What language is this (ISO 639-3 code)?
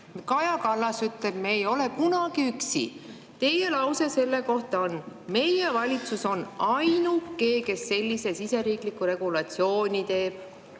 est